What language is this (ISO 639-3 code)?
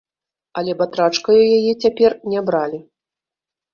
bel